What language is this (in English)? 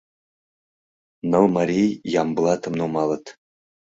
Mari